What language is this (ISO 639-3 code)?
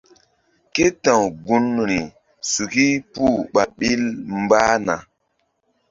mdd